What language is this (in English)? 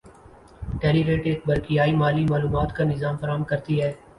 Urdu